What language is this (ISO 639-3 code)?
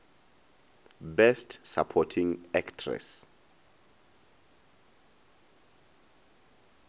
nso